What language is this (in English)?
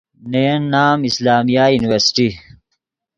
Yidgha